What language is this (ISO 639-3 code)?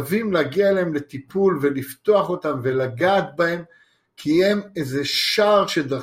heb